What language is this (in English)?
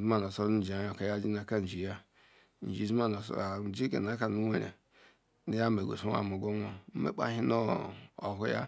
Ikwere